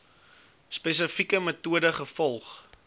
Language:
Afrikaans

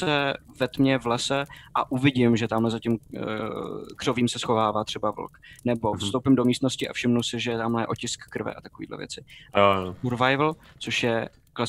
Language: Czech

